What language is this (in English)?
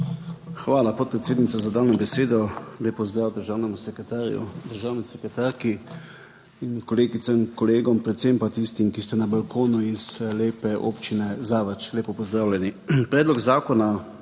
Slovenian